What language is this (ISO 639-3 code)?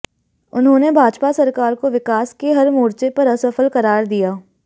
hin